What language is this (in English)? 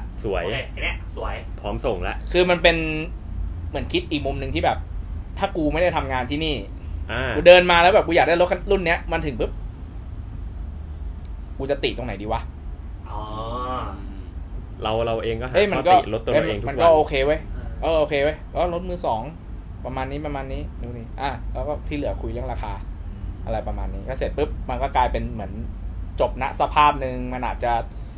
Thai